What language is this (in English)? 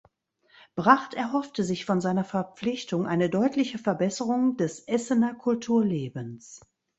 German